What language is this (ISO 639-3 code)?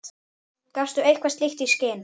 isl